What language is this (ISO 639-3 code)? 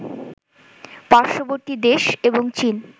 ben